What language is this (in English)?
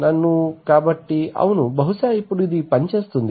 Telugu